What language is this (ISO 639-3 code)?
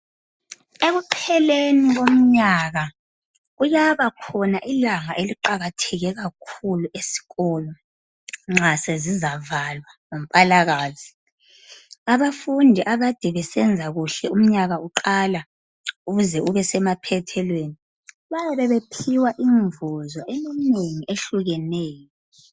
nde